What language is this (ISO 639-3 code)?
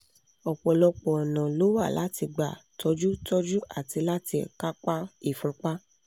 yor